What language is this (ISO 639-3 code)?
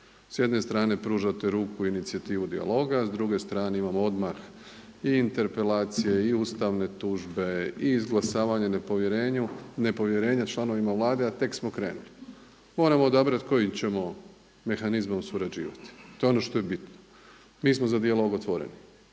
hrv